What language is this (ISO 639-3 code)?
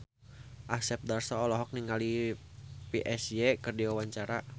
sun